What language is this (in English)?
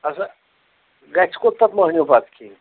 Kashmiri